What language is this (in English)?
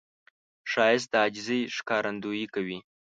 Pashto